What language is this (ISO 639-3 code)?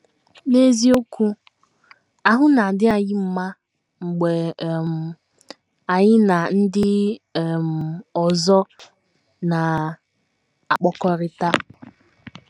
ibo